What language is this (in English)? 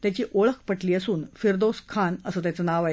Marathi